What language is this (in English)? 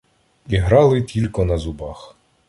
Ukrainian